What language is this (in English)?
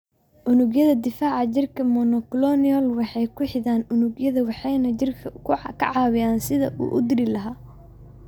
Somali